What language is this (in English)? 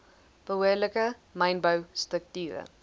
Afrikaans